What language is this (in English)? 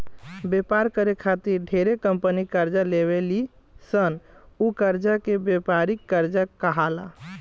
Bhojpuri